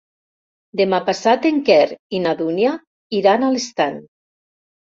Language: Catalan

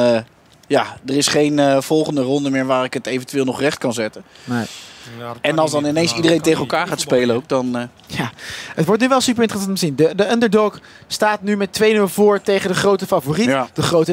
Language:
Dutch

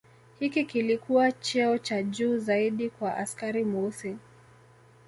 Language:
Swahili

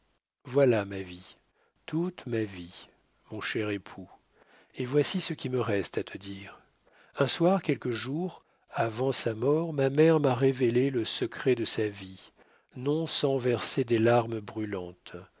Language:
French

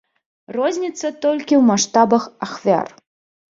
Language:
Belarusian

